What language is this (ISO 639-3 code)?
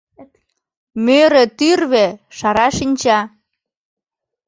chm